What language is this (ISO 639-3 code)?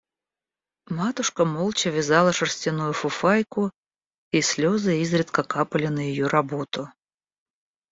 rus